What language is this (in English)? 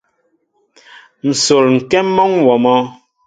Mbo (Cameroon)